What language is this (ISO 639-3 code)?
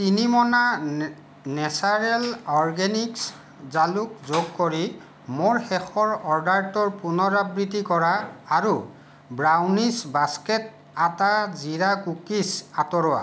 asm